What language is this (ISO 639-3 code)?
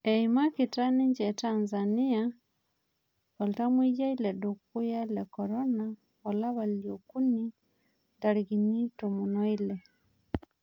mas